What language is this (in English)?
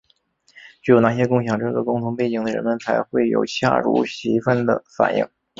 Chinese